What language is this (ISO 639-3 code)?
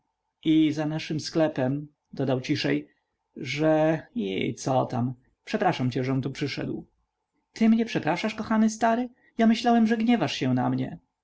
pol